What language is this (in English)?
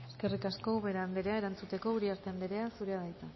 Basque